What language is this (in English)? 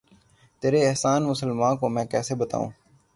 Urdu